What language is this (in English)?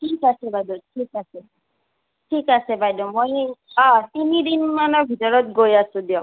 Assamese